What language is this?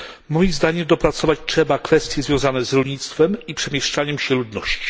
Polish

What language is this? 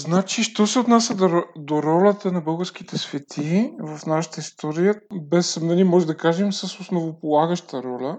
Bulgarian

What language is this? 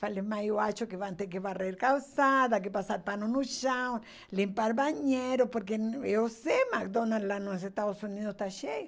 Portuguese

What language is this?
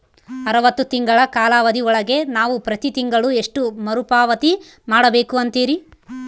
Kannada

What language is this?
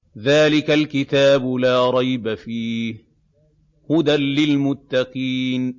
Arabic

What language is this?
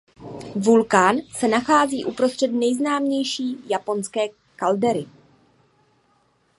Czech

